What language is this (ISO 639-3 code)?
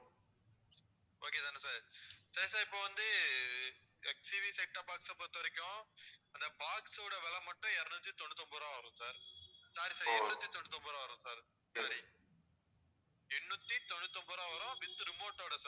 tam